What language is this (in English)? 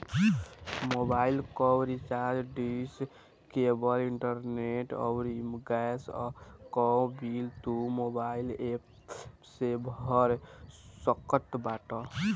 Bhojpuri